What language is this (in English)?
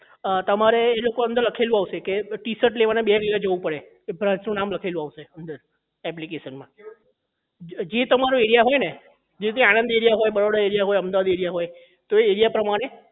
Gujarati